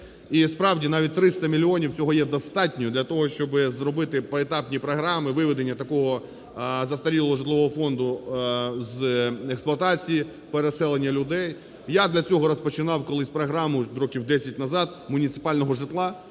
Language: Ukrainian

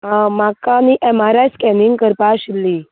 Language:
Konkani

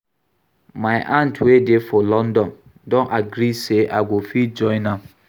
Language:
Nigerian Pidgin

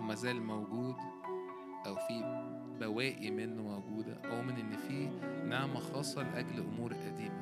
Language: Arabic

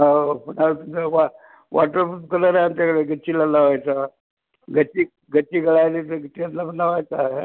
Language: Marathi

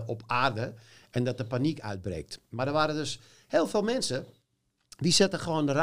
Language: Dutch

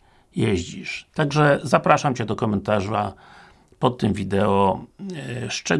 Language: Polish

